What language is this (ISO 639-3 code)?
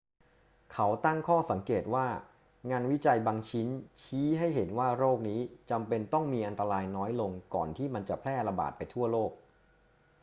tha